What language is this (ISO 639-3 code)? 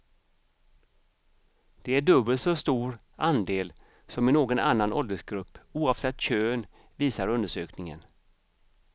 swe